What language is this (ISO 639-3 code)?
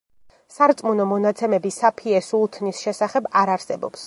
kat